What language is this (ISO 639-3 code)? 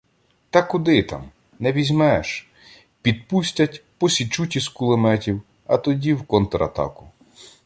ukr